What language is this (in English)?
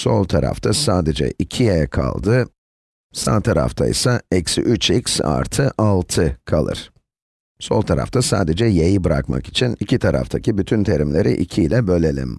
Turkish